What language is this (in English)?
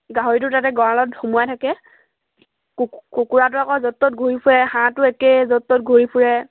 Assamese